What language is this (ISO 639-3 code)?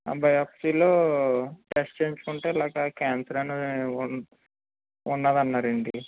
tel